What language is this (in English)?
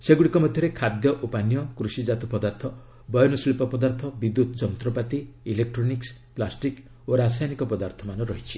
Odia